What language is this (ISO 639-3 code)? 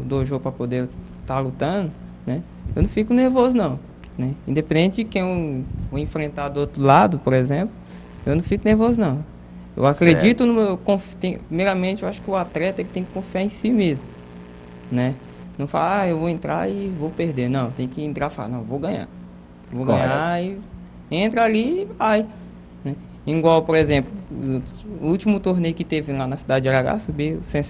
por